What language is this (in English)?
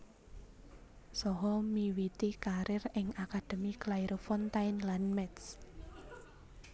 Javanese